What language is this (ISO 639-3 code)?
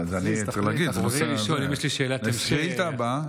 heb